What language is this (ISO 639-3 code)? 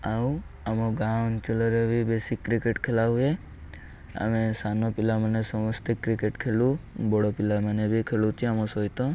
ori